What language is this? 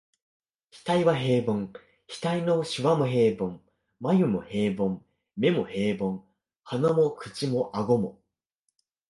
Japanese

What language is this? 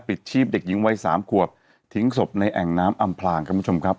Thai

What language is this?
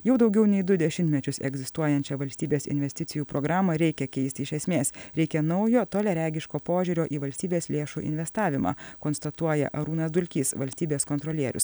Lithuanian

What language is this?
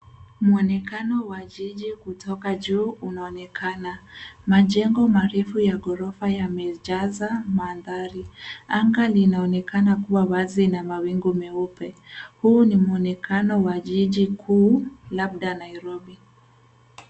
Swahili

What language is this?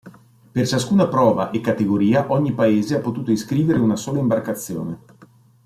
Italian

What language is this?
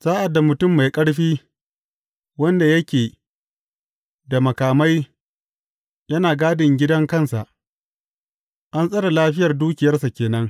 Hausa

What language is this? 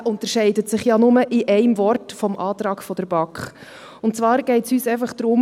Swiss German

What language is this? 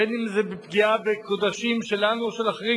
Hebrew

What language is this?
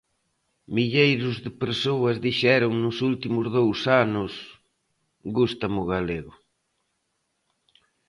Galician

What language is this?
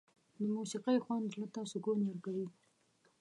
Pashto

